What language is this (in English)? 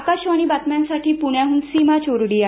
Marathi